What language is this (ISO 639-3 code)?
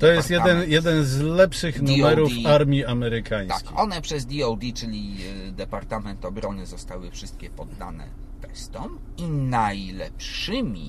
pol